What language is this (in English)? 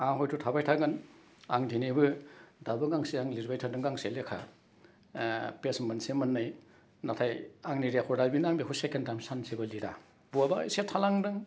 Bodo